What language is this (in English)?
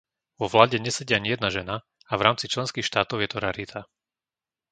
Slovak